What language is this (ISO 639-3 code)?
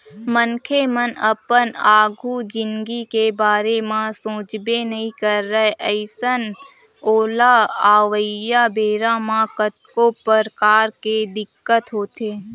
hne